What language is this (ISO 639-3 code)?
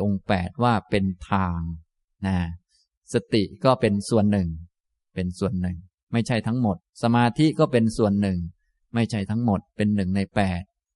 tha